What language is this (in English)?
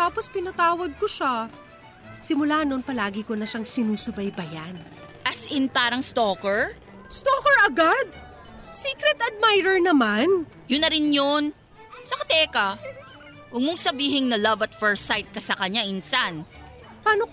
Filipino